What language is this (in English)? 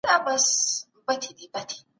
Pashto